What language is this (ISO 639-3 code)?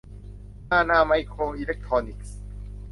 tha